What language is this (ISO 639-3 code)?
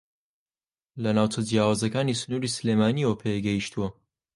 ckb